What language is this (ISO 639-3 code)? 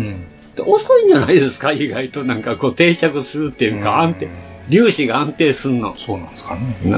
jpn